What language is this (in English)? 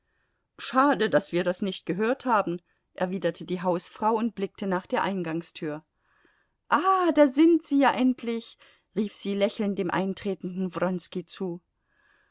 German